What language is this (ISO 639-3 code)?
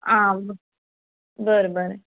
kok